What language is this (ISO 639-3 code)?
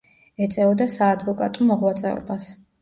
kat